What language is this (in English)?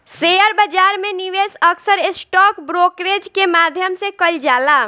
Bhojpuri